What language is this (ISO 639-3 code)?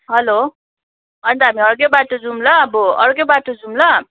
nep